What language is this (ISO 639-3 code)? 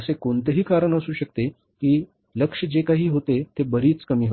mar